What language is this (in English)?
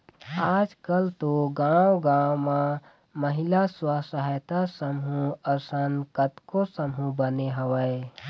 Chhattisgarhi